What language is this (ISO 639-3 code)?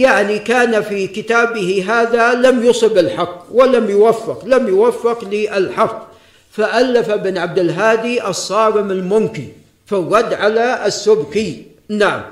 ara